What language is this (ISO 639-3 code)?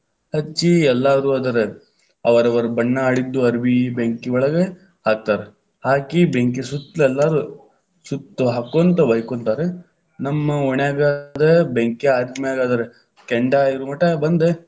kan